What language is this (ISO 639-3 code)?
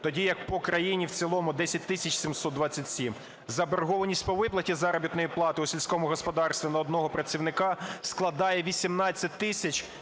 ukr